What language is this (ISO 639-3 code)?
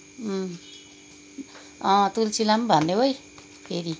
nep